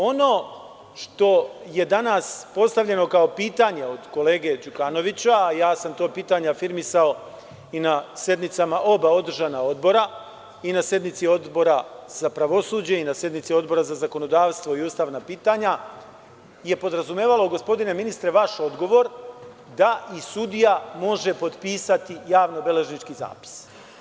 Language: Serbian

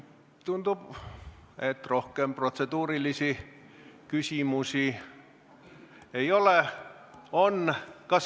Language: Estonian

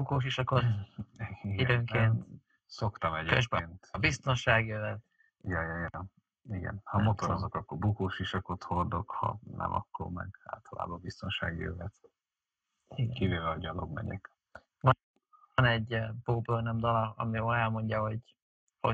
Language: Hungarian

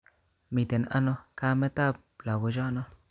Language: Kalenjin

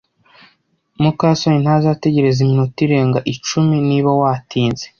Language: Kinyarwanda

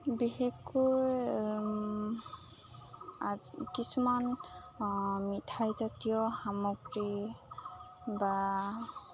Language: Assamese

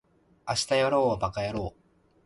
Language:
Japanese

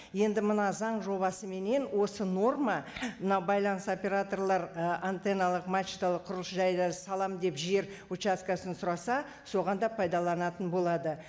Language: Kazakh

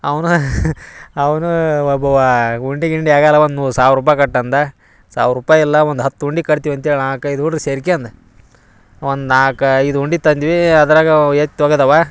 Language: Kannada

